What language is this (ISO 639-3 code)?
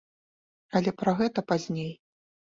bel